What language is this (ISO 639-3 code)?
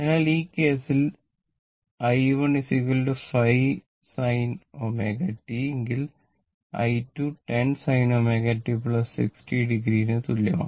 mal